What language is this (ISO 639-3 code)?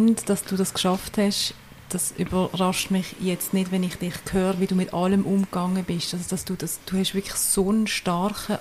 deu